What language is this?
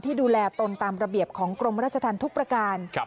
Thai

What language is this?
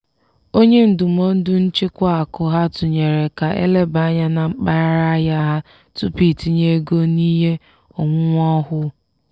Igbo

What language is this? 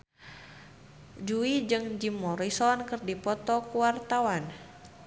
Sundanese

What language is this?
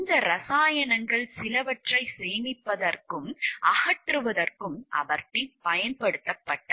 Tamil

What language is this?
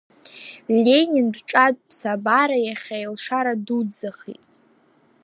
Abkhazian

